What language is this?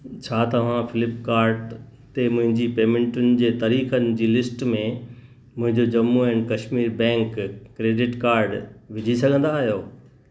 Sindhi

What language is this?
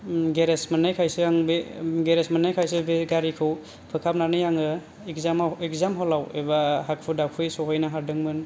Bodo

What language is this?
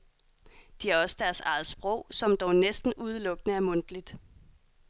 Danish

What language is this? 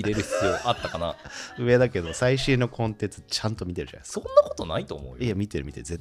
Japanese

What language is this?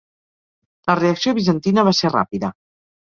Catalan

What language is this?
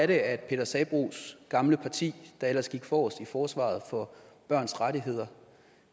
Danish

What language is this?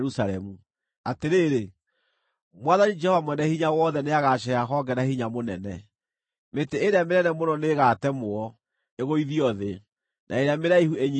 Kikuyu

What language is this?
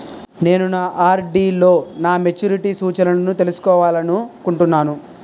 Telugu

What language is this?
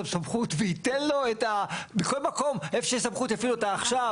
Hebrew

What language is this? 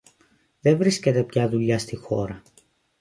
Greek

